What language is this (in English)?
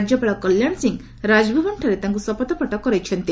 Odia